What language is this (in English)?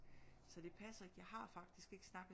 Danish